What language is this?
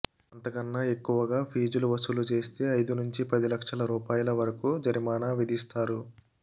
Telugu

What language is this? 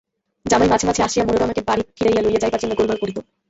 Bangla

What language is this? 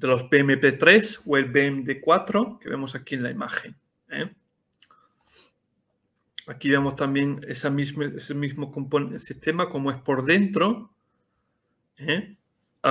Spanish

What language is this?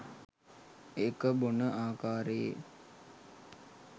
Sinhala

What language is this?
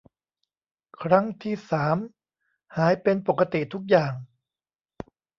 Thai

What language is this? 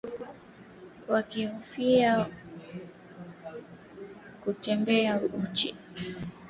Swahili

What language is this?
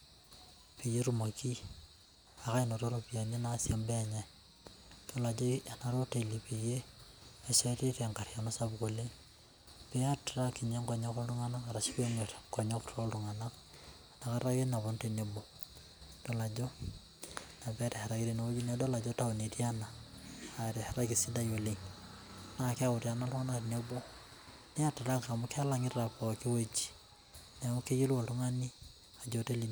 Masai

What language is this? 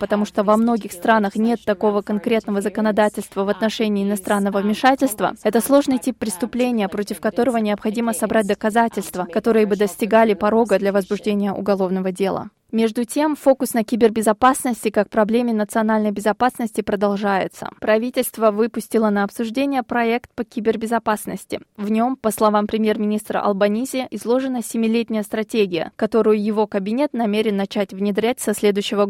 Russian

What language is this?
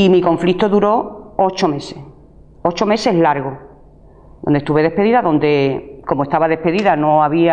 Spanish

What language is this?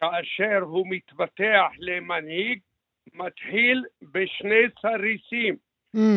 Hebrew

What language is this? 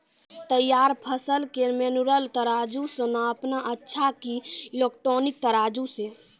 Maithili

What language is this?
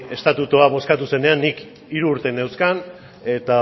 Basque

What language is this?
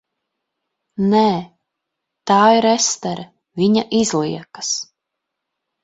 Latvian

